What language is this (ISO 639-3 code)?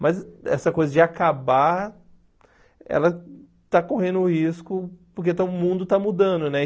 por